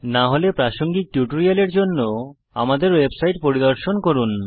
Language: Bangla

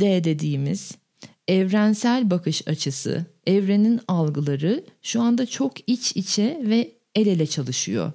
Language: Turkish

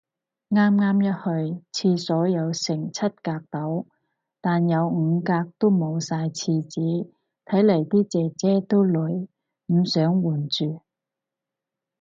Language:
Cantonese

